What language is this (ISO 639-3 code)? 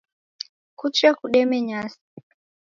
dav